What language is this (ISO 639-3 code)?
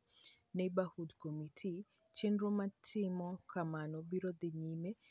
luo